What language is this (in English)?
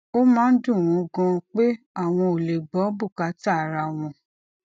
Yoruba